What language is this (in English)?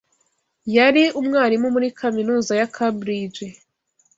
Kinyarwanda